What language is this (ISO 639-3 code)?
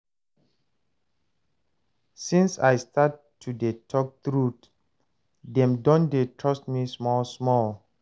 pcm